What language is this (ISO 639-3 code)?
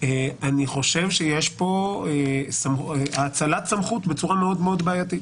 heb